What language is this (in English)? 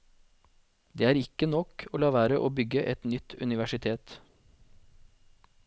Norwegian